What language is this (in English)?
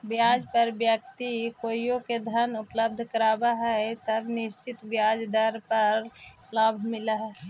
Magahi